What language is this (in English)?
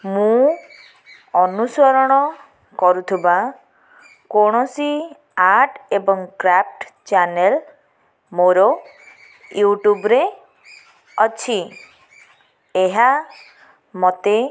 Odia